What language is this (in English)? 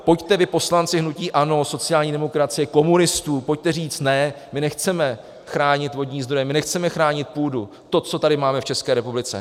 Czech